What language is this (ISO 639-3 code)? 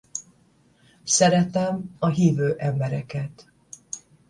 hun